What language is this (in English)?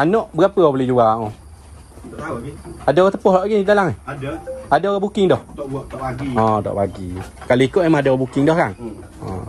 Malay